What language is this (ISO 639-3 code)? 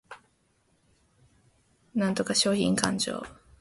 jpn